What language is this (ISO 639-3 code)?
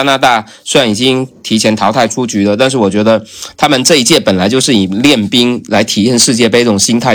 zho